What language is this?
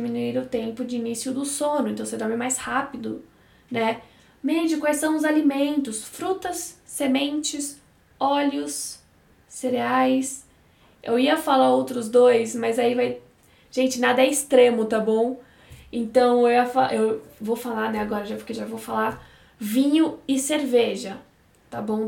Portuguese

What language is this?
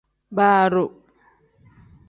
Tem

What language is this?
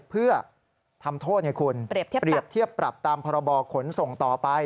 Thai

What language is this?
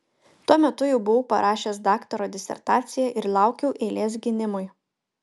Lithuanian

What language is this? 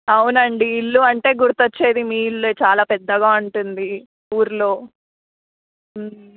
Telugu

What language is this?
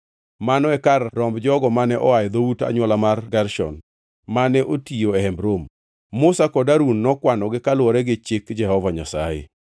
Luo (Kenya and Tanzania)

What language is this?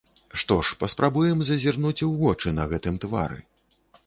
Belarusian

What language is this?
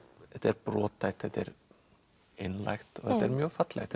Icelandic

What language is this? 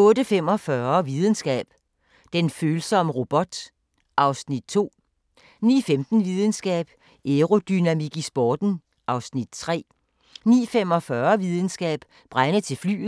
Danish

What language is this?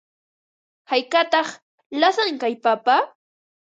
Ambo-Pasco Quechua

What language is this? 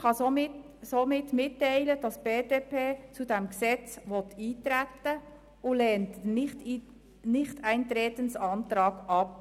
Swiss German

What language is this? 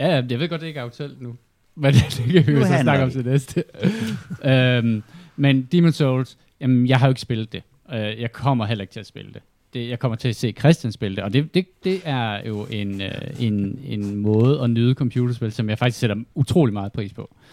Danish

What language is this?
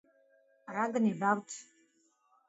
Georgian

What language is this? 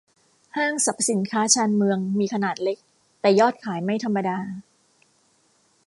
Thai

